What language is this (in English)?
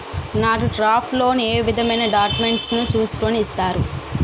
Telugu